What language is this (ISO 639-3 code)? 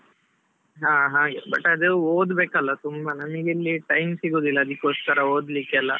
kan